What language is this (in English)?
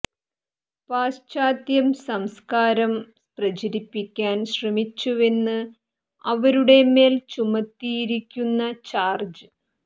Malayalam